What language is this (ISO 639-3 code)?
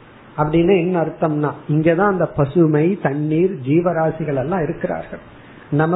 tam